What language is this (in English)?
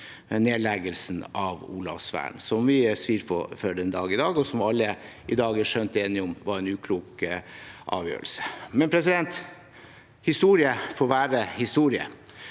Norwegian